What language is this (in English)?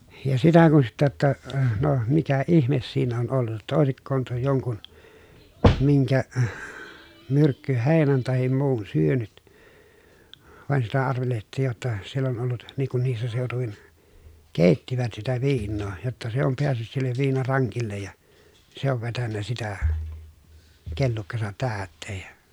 Finnish